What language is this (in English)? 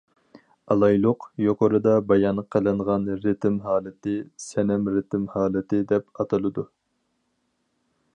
Uyghur